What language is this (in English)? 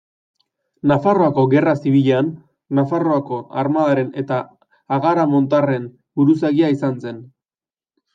Basque